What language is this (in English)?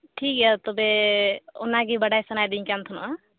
Santali